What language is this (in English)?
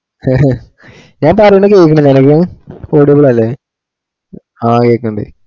Malayalam